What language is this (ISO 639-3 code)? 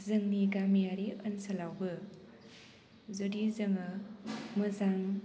brx